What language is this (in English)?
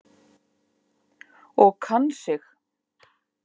Icelandic